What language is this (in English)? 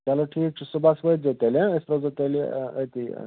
Kashmiri